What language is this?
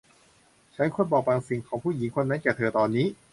Thai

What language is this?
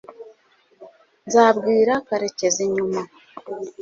Kinyarwanda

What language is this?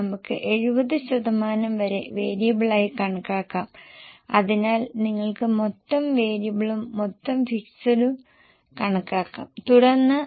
Malayalam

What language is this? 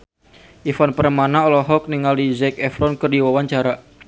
Sundanese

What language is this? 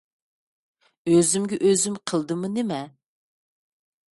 Uyghur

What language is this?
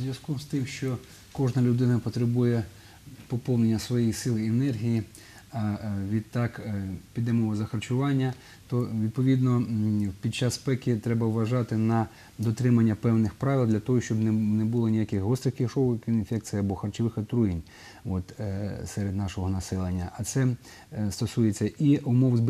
Ukrainian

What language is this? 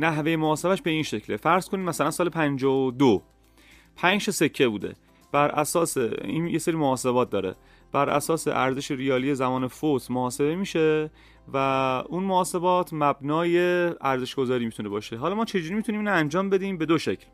Persian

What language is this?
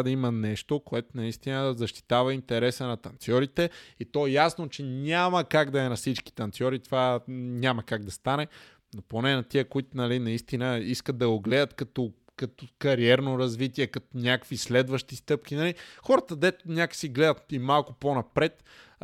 Bulgarian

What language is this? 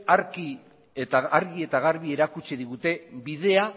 Basque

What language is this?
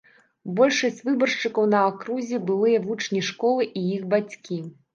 Belarusian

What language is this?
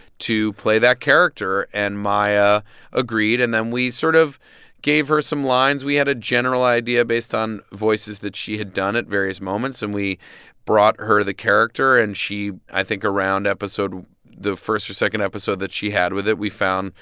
English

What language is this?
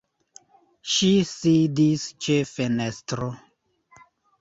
Esperanto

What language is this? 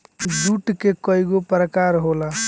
Bhojpuri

